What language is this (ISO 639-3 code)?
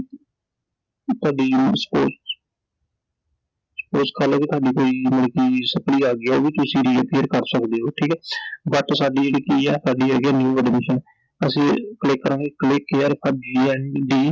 pan